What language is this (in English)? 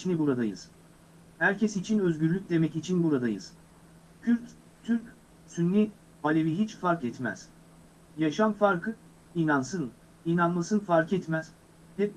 Turkish